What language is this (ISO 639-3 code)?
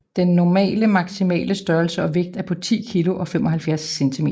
dan